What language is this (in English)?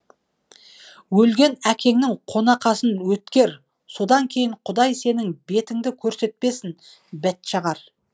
Kazakh